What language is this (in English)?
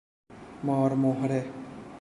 Persian